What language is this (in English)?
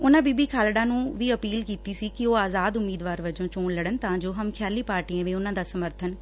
Punjabi